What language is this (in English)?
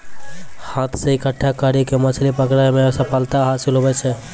Maithili